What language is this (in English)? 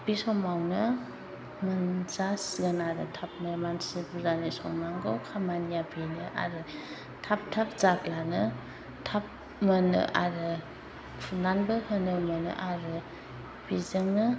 Bodo